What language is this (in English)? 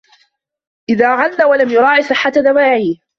Arabic